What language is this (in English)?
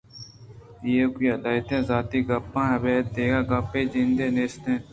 Eastern Balochi